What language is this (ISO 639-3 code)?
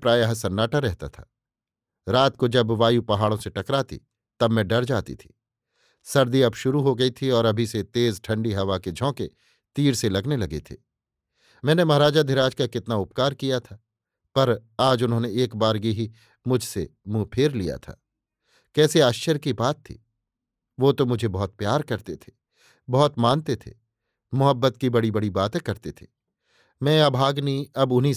hin